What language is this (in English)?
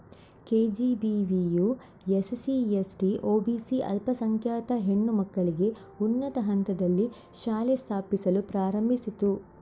Kannada